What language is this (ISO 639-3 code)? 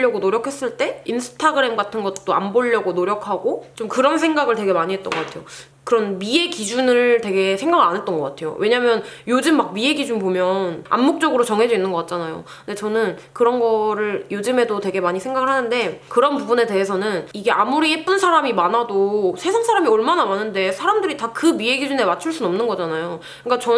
kor